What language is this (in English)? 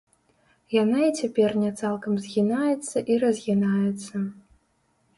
Belarusian